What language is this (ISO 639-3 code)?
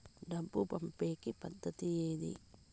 tel